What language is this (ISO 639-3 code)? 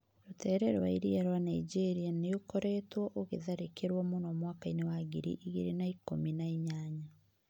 kik